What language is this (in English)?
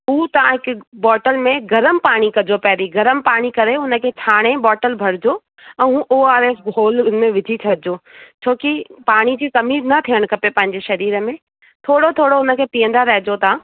Sindhi